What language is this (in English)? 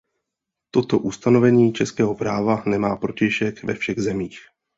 Czech